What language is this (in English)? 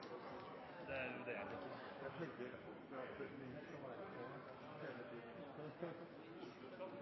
Norwegian Nynorsk